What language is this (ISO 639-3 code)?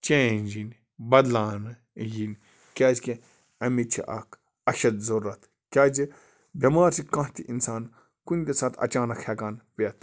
kas